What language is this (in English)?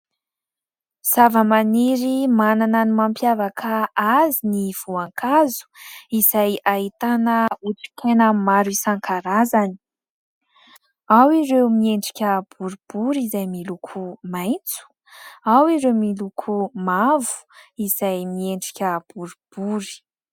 Malagasy